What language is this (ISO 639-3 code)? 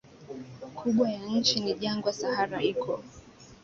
swa